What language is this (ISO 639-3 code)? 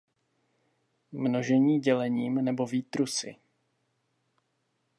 ces